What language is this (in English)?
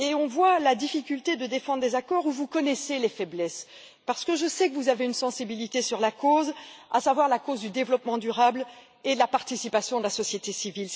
French